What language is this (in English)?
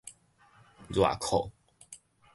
Min Nan Chinese